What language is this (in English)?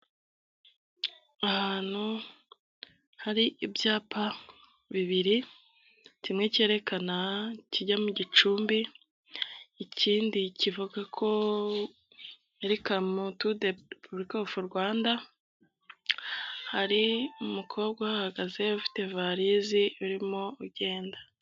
Kinyarwanda